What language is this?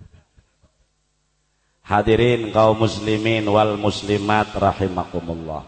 Indonesian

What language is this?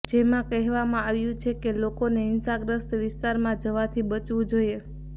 Gujarati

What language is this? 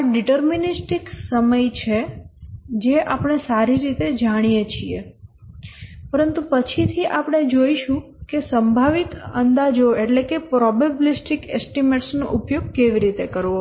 Gujarati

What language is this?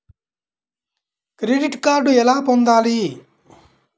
Telugu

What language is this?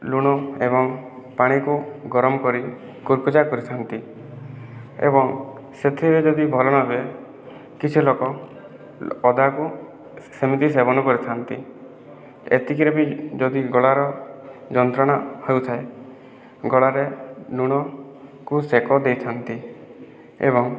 Odia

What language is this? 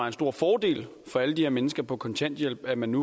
Danish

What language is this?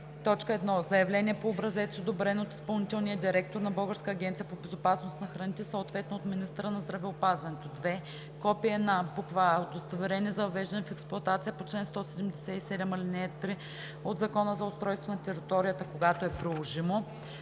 Bulgarian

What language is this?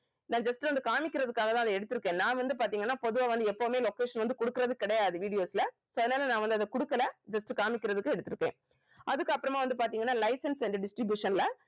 Tamil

